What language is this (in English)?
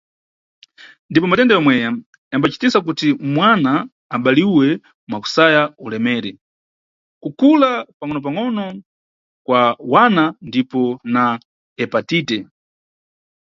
Nyungwe